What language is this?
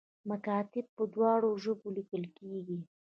Pashto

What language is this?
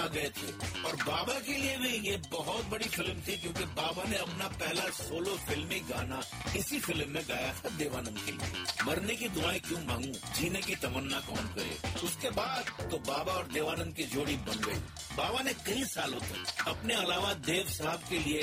Hindi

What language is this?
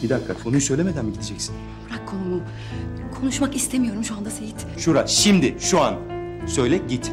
Turkish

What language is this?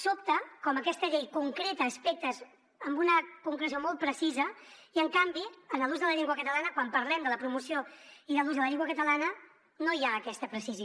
Catalan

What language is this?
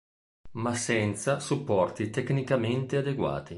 Italian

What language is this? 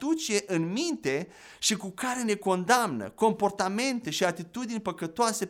Romanian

